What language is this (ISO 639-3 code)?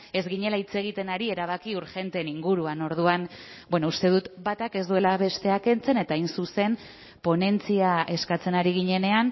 eus